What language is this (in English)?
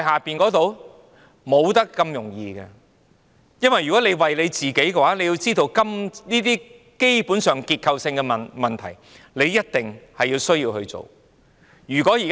Cantonese